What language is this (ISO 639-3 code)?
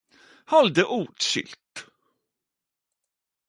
nno